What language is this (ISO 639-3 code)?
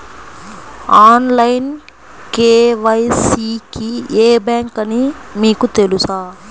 tel